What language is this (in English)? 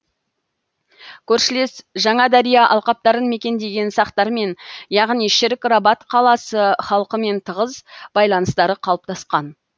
Kazakh